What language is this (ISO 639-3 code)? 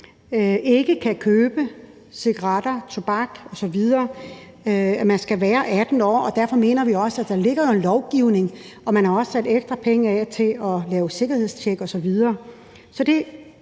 dan